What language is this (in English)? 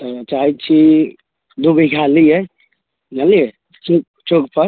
Maithili